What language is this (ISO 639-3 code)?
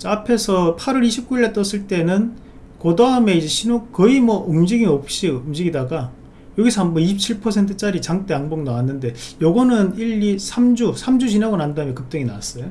kor